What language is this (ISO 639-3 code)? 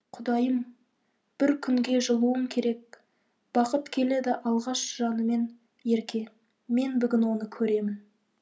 kaz